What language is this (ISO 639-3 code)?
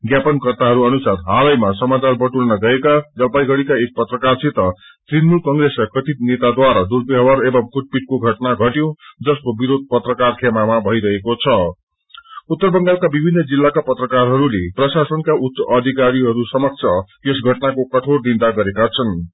nep